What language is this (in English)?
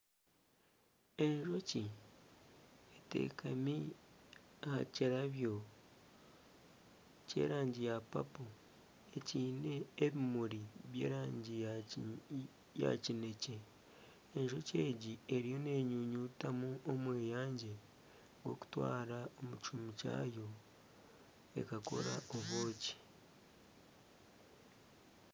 Nyankole